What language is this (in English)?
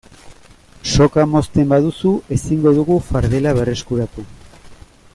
Basque